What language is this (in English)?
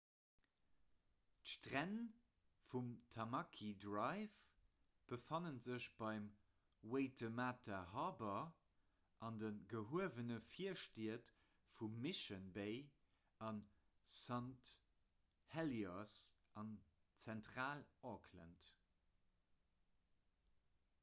Luxembourgish